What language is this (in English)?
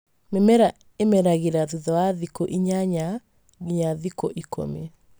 Kikuyu